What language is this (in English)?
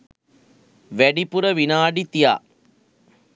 Sinhala